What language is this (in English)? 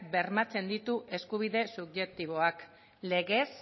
Basque